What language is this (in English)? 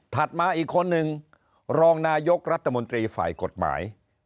Thai